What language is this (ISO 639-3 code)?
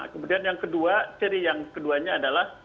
ind